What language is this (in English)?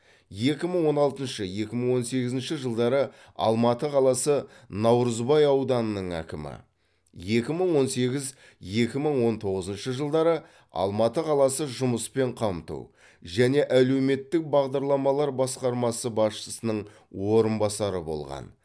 Kazakh